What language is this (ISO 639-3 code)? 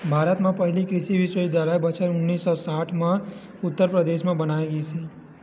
hne